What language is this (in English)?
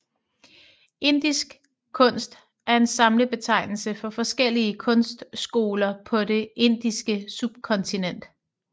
Danish